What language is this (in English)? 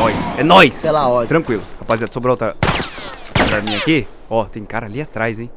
Portuguese